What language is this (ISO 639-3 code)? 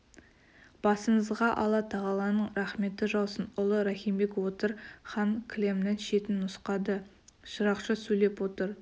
kaz